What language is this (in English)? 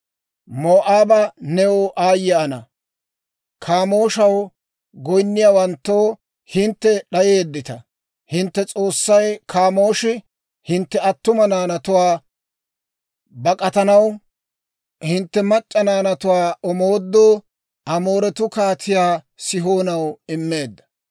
Dawro